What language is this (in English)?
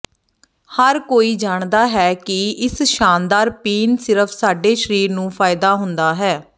Punjabi